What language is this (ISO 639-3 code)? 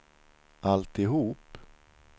swe